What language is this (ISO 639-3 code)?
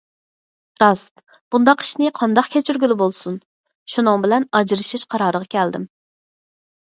uig